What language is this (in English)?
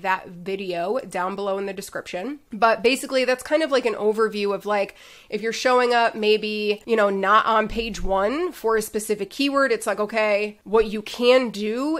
English